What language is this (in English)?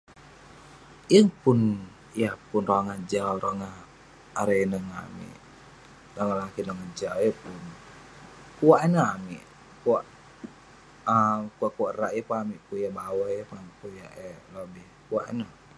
Western Penan